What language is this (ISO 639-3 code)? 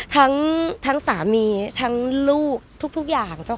tha